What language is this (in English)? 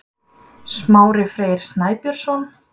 Icelandic